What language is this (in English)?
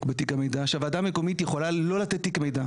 Hebrew